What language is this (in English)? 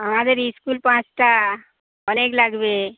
Bangla